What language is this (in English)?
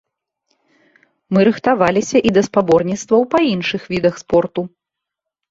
Belarusian